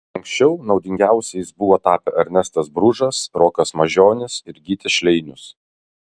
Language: Lithuanian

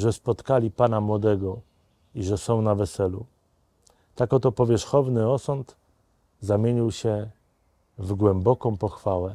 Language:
Polish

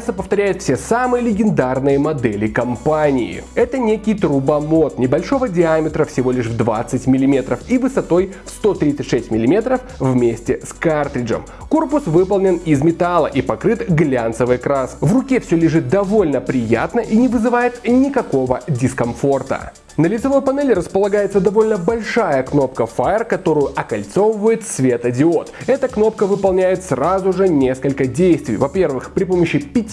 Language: Russian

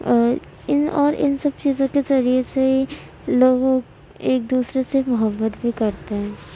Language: Urdu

